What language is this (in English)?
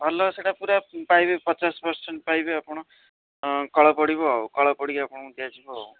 Odia